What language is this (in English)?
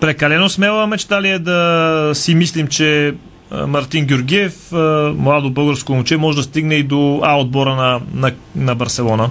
Bulgarian